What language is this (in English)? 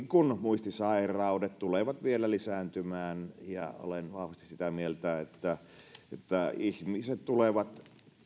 Finnish